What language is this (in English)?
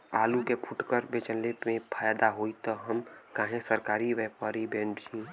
Bhojpuri